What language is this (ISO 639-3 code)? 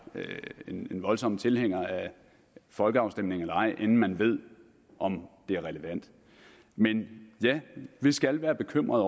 dan